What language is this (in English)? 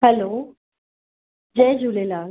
Sindhi